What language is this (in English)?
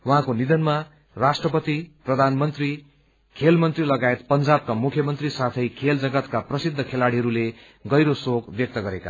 Nepali